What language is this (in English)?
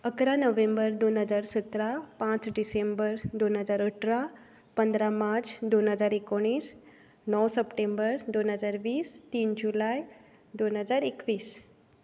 Konkani